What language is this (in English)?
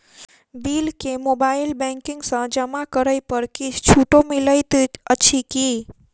Maithili